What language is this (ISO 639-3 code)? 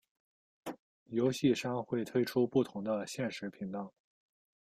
zho